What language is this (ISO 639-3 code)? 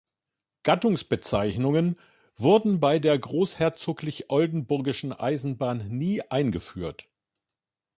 deu